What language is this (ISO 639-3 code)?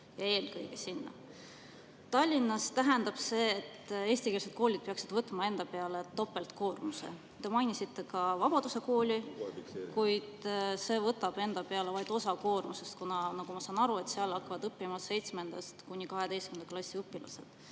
est